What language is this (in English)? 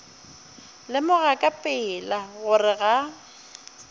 Northern Sotho